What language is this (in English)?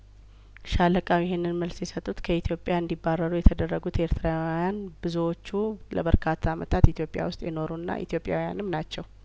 Amharic